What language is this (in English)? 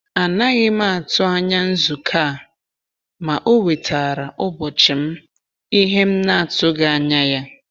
Igbo